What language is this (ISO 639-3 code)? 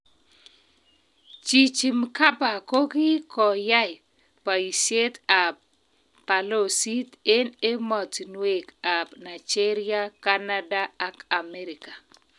kln